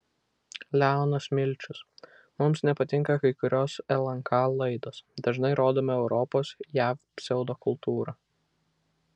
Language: Lithuanian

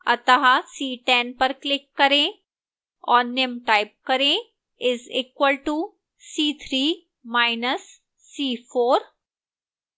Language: Hindi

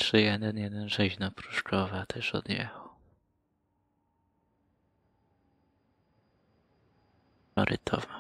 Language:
Polish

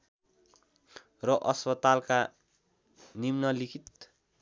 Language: Nepali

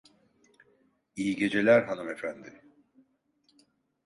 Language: Turkish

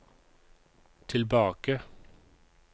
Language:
Norwegian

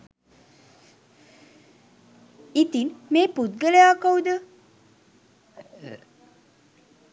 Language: Sinhala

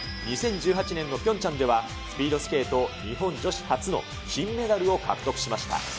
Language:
Japanese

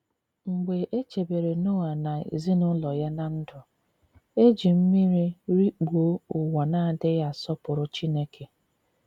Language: Igbo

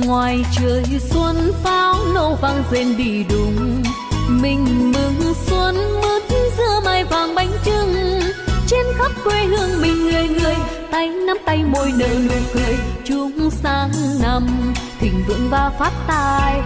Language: Vietnamese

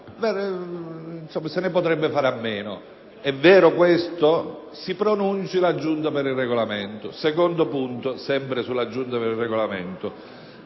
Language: Italian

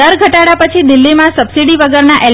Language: Gujarati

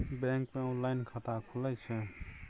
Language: Maithili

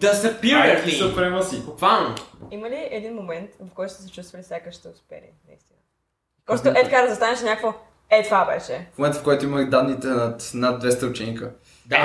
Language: Bulgarian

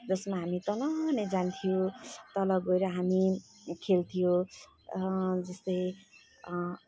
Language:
Nepali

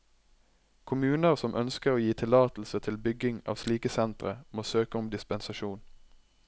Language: Norwegian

